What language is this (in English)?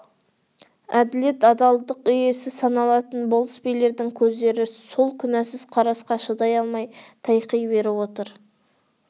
Kazakh